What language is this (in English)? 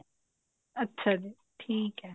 Punjabi